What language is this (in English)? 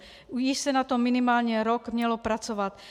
Czech